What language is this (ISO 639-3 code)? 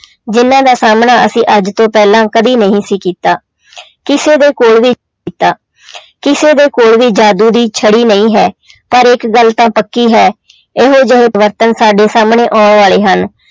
pan